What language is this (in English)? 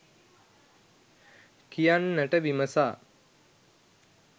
Sinhala